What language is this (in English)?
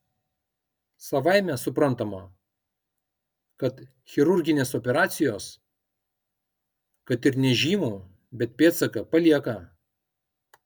Lithuanian